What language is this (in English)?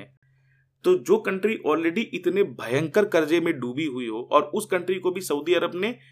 Hindi